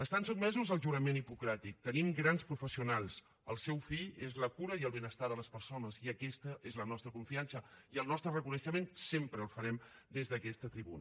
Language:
Catalan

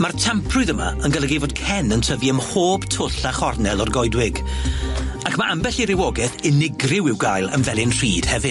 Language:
Welsh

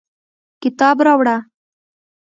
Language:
Pashto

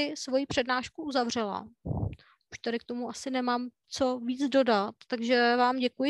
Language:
Czech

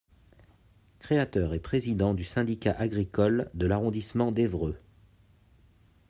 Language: French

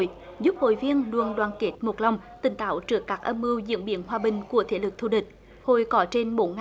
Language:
Vietnamese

